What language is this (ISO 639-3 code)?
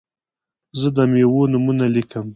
pus